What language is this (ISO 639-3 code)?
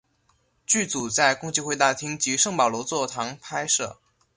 zho